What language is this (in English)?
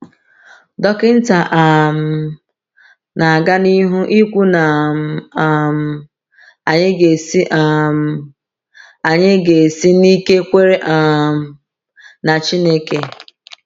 Igbo